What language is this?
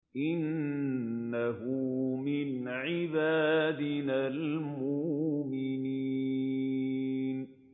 Arabic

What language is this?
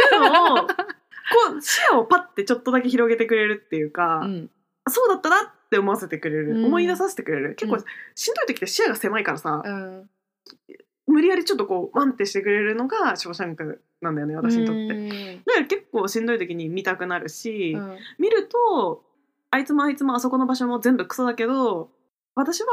Japanese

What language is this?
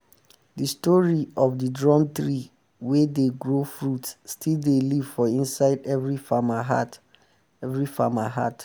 Nigerian Pidgin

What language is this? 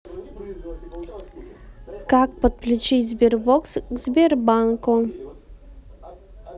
Russian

